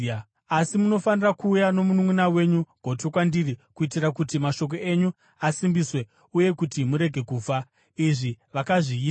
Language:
Shona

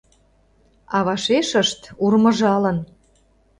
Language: Mari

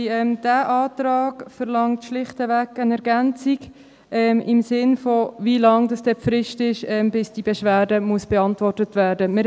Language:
Swiss German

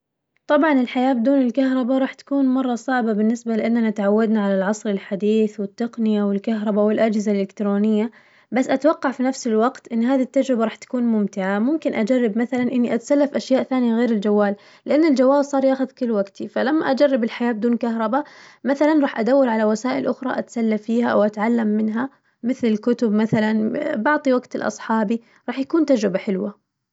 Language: Najdi Arabic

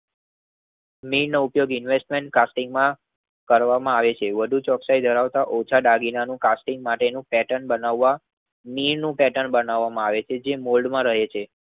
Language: Gujarati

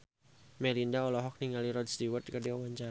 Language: Sundanese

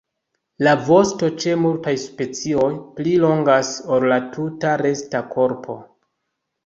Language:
Esperanto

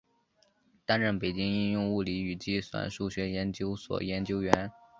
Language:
Chinese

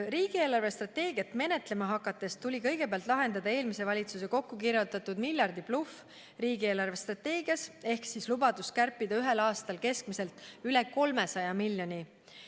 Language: Estonian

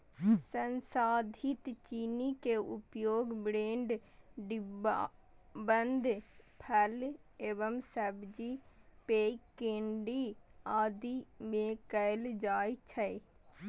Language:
Maithili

